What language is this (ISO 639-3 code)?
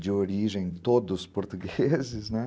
por